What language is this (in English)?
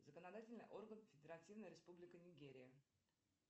Russian